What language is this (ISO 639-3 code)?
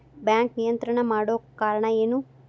kan